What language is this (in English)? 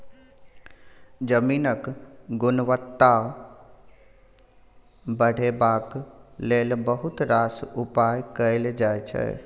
Maithili